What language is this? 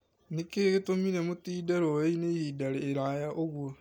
Kikuyu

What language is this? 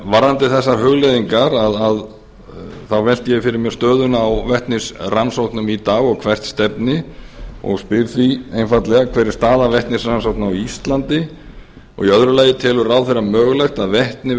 Icelandic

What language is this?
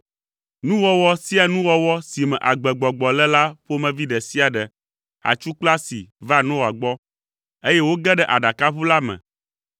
Ewe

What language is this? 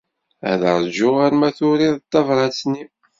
Kabyle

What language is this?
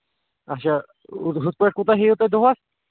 Kashmiri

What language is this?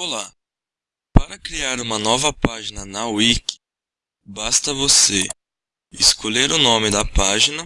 Portuguese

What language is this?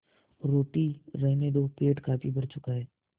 Hindi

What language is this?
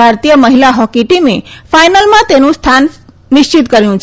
Gujarati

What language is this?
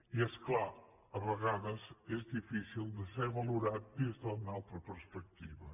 Catalan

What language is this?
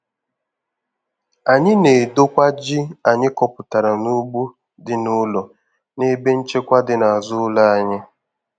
Igbo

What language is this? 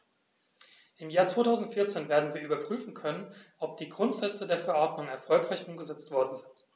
German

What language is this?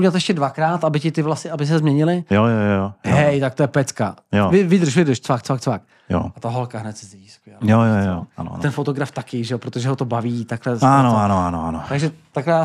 Czech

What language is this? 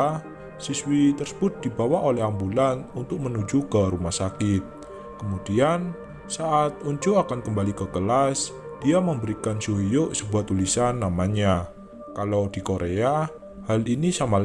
Indonesian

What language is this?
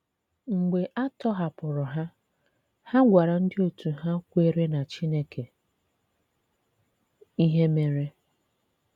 Igbo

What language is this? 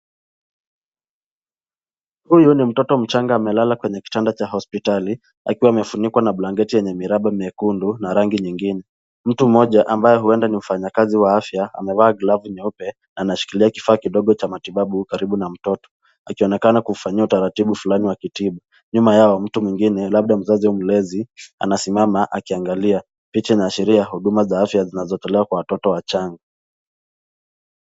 Swahili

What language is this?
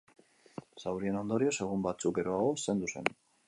Basque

